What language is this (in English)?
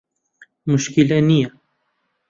Central Kurdish